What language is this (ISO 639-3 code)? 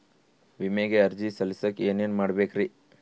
kan